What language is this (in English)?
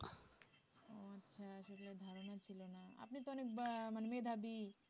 Bangla